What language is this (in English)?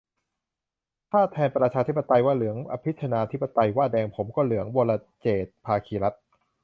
Thai